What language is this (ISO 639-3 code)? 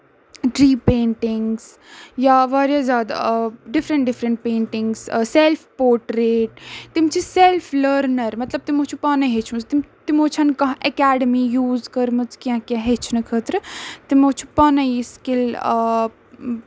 kas